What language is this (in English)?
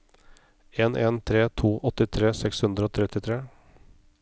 Norwegian